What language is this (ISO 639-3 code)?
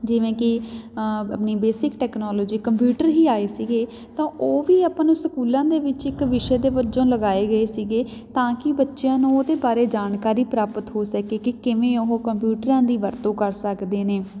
pan